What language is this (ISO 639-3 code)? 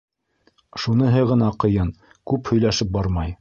bak